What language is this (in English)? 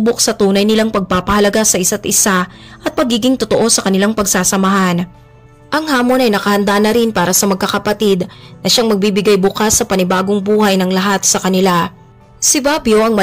Filipino